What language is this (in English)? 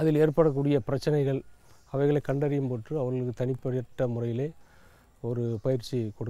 Arabic